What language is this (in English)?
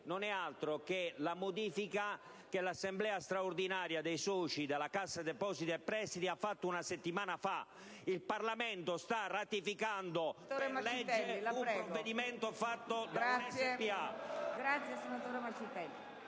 Italian